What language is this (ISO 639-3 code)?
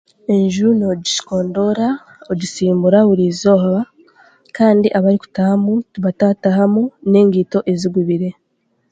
cgg